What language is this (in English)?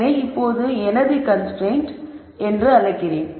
Tamil